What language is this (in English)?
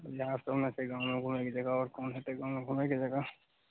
Maithili